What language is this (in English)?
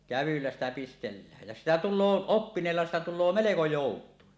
Finnish